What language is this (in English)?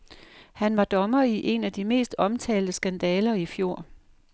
Danish